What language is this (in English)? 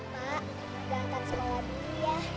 Indonesian